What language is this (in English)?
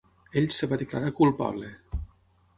Catalan